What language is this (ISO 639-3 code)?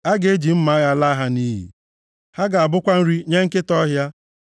ibo